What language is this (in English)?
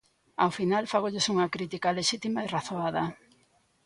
Galician